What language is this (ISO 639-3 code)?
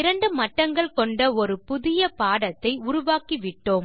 tam